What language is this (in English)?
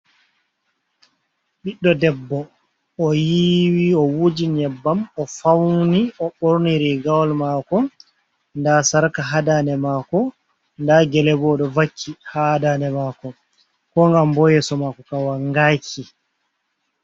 Fula